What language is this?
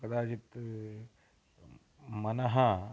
Sanskrit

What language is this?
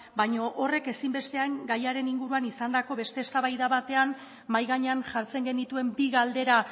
Basque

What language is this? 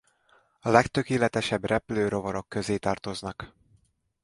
Hungarian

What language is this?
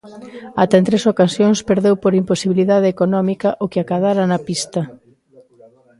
Galician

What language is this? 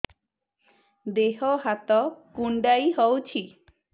Odia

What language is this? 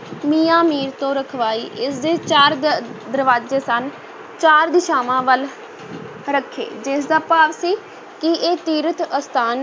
Punjabi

